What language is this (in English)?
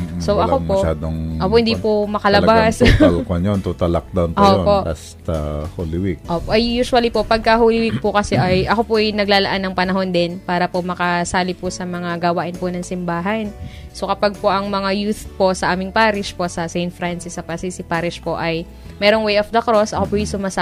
Filipino